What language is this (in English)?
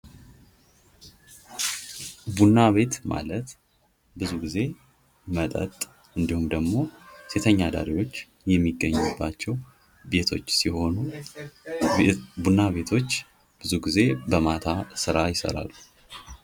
Amharic